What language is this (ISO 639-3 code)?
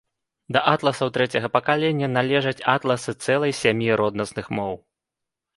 bel